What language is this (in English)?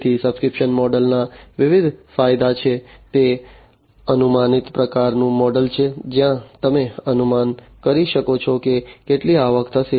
Gujarati